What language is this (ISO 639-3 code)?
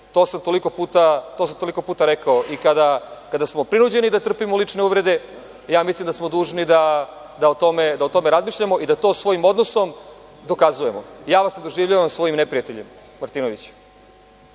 srp